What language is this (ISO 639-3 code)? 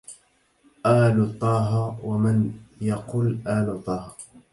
ara